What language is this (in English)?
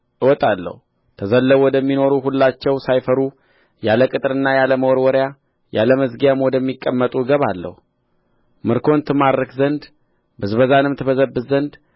Amharic